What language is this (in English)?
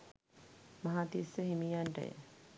Sinhala